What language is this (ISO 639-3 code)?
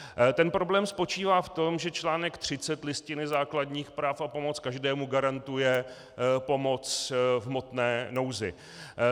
ces